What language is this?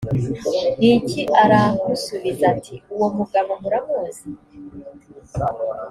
Kinyarwanda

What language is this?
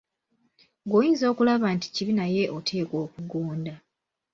Ganda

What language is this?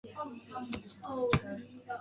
Chinese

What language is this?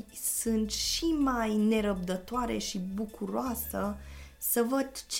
Romanian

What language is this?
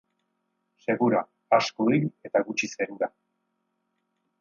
Basque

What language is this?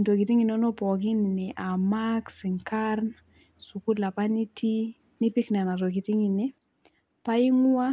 Masai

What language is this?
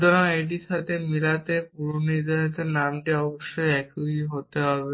Bangla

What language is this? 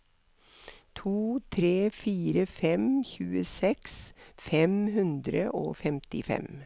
Norwegian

